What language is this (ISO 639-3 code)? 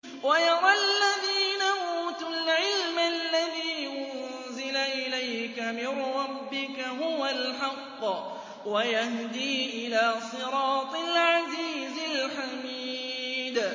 ara